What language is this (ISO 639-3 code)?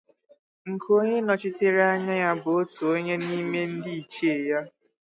ibo